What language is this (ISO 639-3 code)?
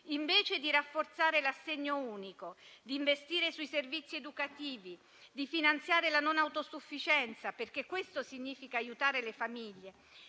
ita